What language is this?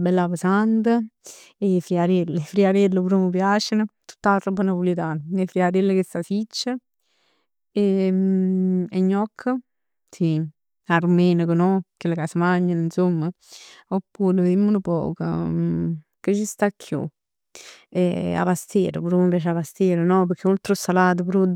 Neapolitan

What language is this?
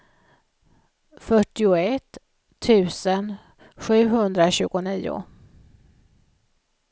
Swedish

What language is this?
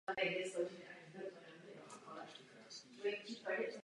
Czech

